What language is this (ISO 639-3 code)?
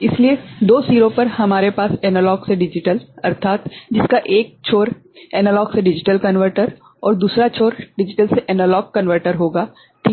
hin